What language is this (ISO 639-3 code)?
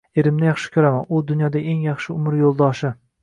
uzb